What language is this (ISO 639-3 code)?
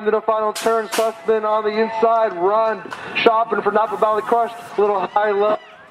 eng